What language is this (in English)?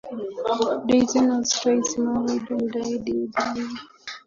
English